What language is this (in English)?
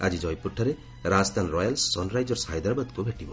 Odia